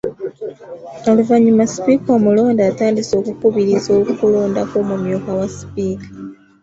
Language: Ganda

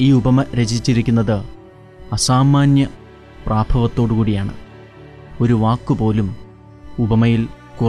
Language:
Malayalam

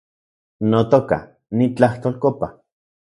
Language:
Central Puebla Nahuatl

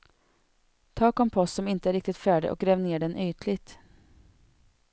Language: Swedish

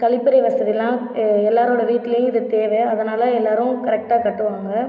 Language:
Tamil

